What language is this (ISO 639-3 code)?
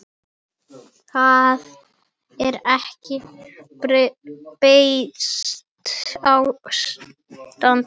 isl